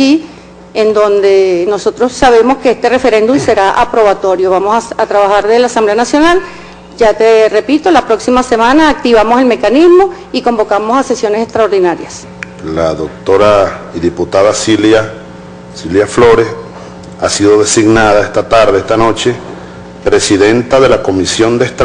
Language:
Spanish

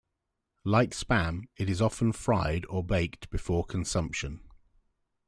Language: English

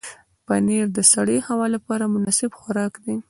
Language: Pashto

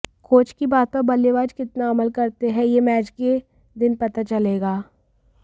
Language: Hindi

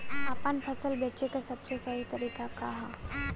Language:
Bhojpuri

